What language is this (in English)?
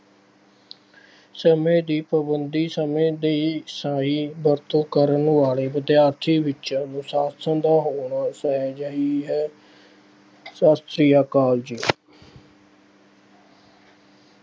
Punjabi